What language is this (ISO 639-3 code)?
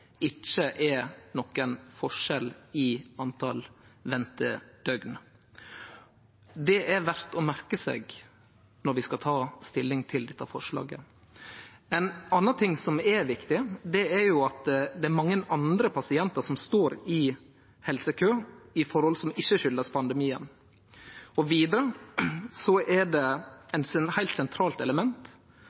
nno